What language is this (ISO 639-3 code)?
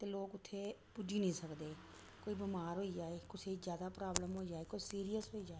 doi